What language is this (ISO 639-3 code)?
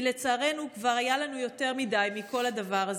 heb